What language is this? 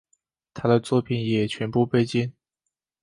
Chinese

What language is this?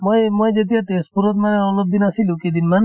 Assamese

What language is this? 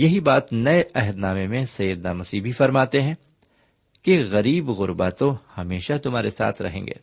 Urdu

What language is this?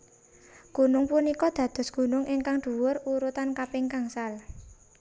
Javanese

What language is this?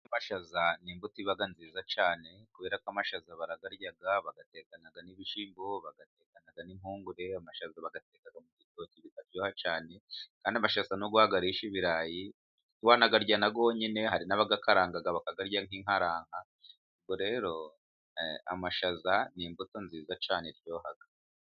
Kinyarwanda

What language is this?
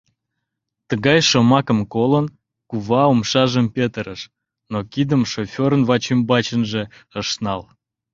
Mari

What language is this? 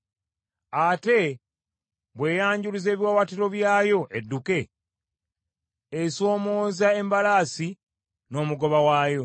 Ganda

